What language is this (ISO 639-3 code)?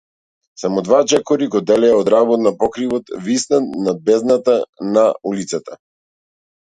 mkd